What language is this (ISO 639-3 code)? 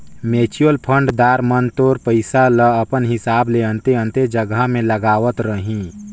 hne